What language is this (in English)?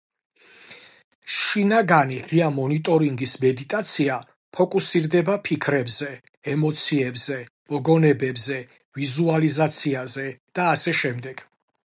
Georgian